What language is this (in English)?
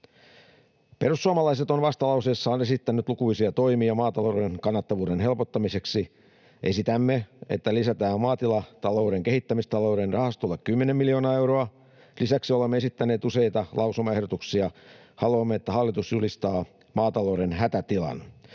Finnish